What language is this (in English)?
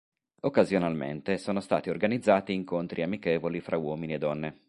Italian